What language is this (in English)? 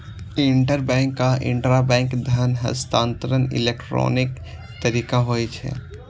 Maithili